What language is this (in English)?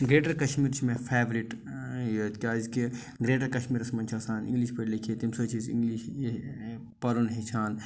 Kashmiri